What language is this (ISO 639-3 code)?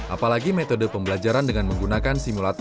ind